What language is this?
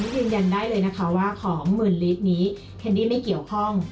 Thai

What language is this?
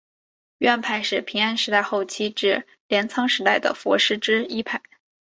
Chinese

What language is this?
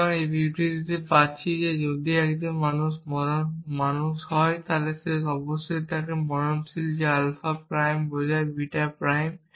Bangla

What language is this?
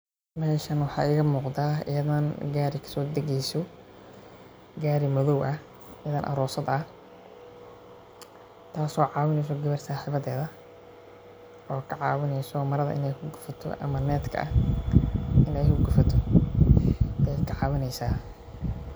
Somali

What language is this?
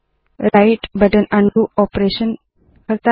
Hindi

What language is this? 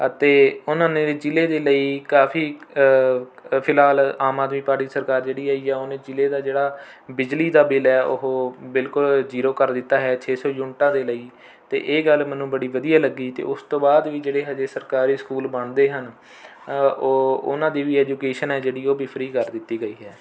Punjabi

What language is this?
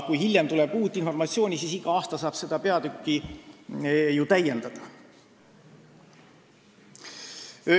Estonian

